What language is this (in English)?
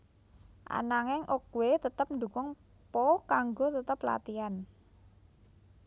Javanese